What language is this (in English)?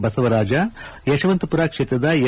Kannada